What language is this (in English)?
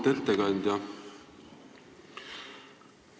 Estonian